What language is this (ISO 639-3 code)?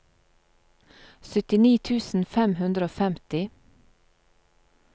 nor